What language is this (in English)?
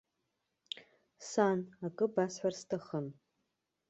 Abkhazian